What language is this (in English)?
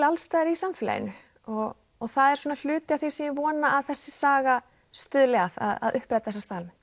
Icelandic